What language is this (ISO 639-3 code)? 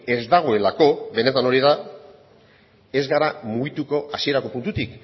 eus